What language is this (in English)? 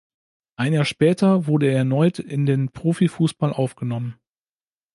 German